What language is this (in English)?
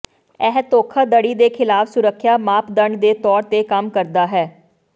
Punjabi